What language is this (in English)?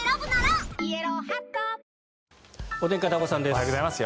Japanese